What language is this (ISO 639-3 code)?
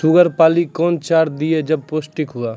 mai